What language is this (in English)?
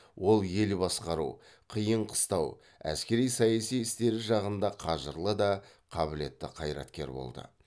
Kazakh